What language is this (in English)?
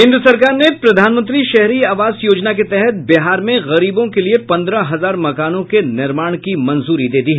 Hindi